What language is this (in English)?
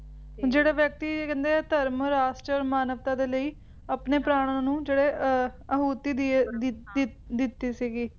Punjabi